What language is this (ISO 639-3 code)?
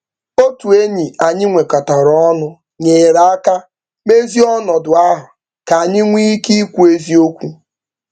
ibo